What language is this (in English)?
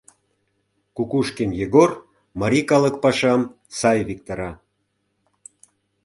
Mari